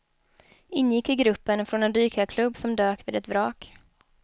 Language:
Swedish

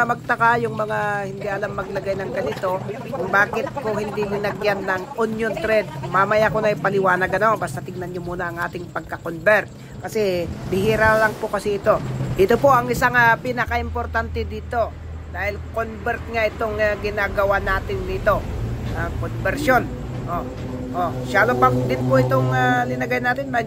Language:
Filipino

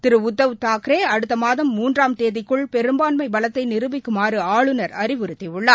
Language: Tamil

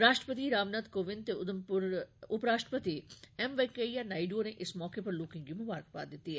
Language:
Dogri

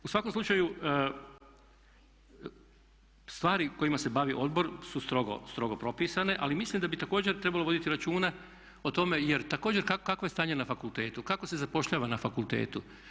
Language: Croatian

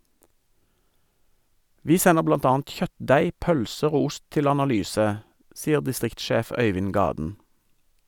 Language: Norwegian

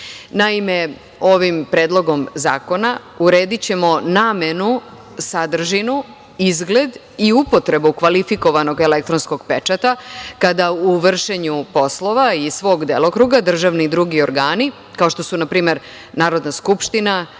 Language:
Serbian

